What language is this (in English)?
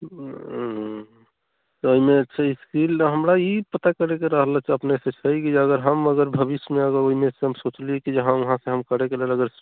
Maithili